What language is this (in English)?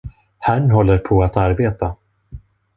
Swedish